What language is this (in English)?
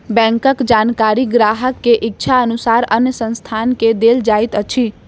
Maithili